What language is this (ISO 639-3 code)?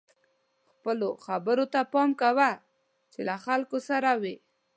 pus